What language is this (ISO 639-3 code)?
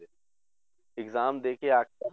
pan